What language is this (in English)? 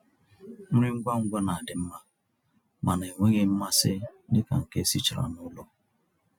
Igbo